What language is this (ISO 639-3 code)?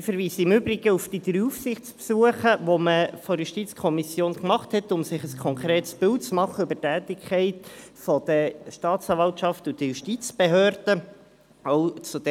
gsw